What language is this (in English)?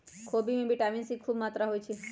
Magahi